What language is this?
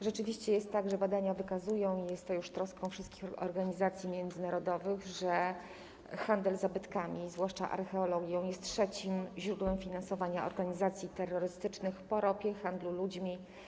Polish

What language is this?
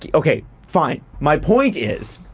English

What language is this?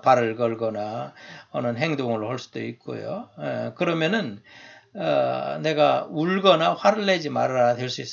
Korean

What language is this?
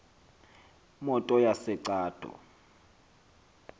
Xhosa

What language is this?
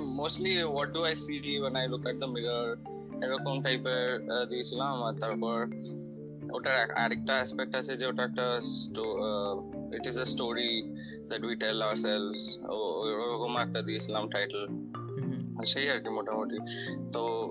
Bangla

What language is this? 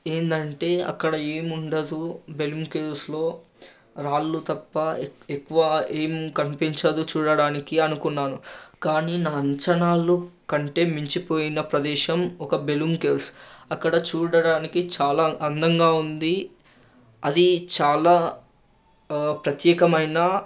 Telugu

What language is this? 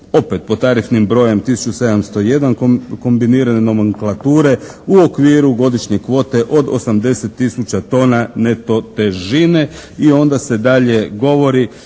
Croatian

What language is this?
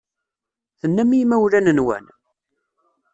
Kabyle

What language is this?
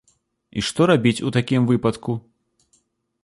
Belarusian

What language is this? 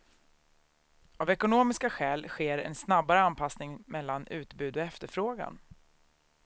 Swedish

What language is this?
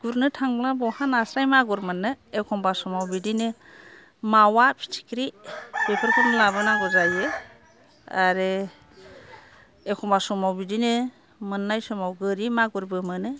Bodo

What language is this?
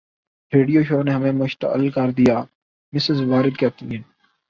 Urdu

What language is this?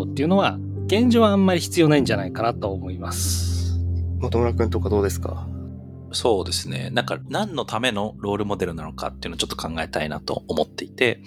Japanese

